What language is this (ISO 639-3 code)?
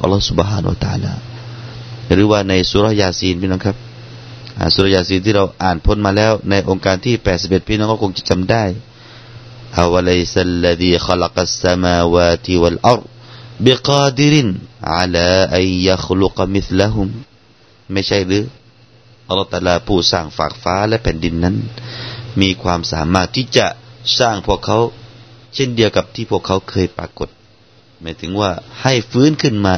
tha